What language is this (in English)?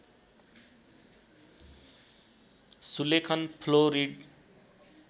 Nepali